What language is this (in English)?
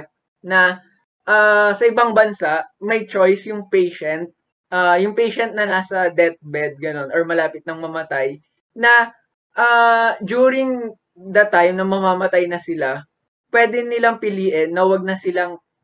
Filipino